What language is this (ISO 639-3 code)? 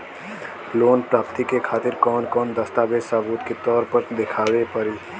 bho